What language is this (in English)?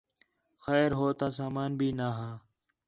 Khetrani